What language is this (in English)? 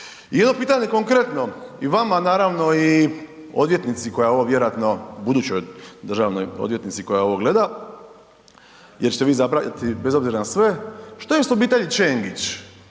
Croatian